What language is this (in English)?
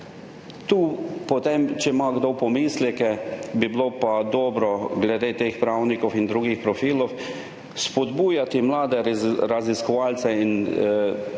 Slovenian